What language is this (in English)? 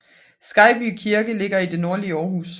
Danish